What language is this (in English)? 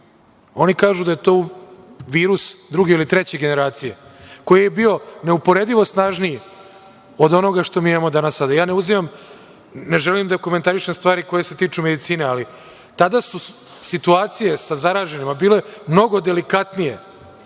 Serbian